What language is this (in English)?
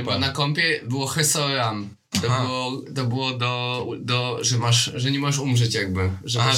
Polish